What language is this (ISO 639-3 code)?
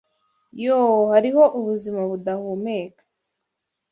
kin